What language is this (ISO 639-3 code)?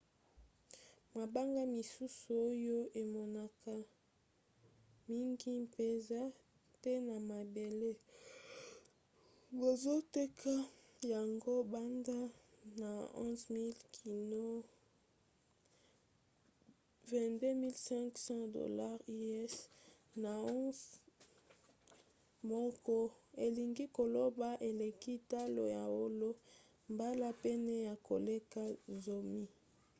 lin